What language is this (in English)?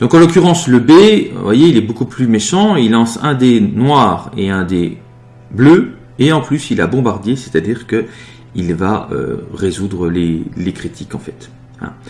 French